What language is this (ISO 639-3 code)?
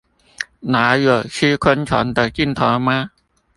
zho